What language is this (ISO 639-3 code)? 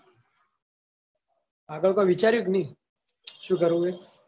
guj